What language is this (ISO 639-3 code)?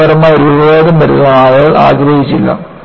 mal